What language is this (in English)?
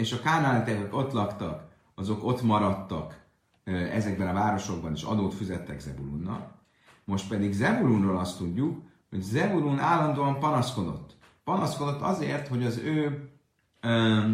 Hungarian